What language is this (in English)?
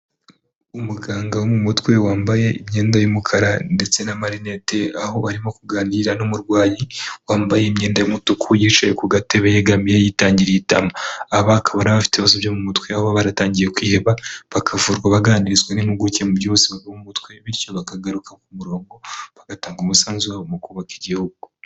Kinyarwanda